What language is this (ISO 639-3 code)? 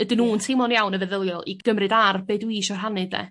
cym